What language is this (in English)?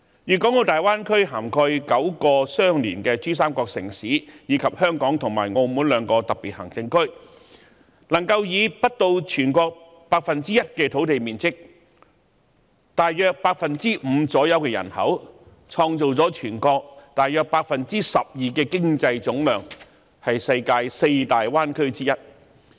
Cantonese